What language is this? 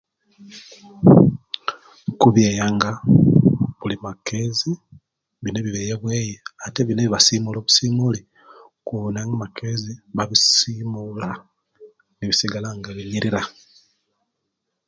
Kenyi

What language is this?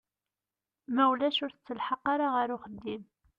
Kabyle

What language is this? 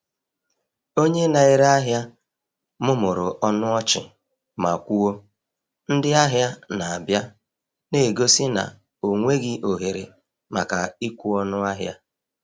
Igbo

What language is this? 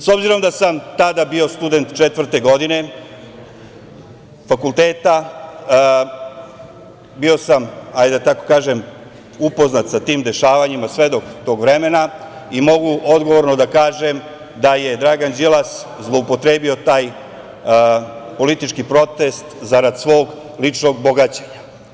Serbian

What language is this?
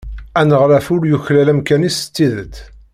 Kabyle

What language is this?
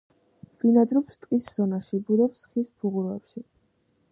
Georgian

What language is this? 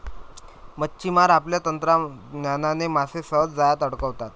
Marathi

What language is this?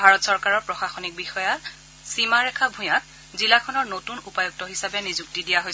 Assamese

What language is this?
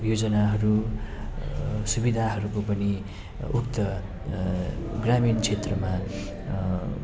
Nepali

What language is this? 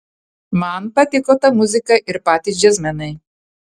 Lithuanian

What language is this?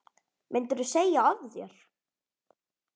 Icelandic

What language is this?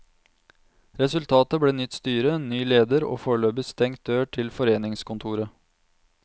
Norwegian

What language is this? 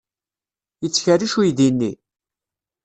Kabyle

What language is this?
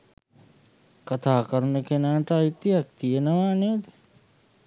Sinhala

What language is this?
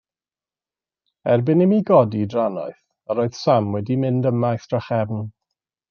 Welsh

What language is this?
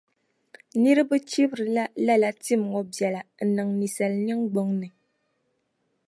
Dagbani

